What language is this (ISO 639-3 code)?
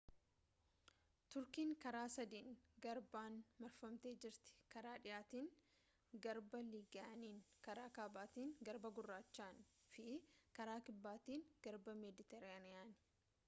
orm